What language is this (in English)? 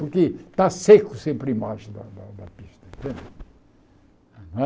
Portuguese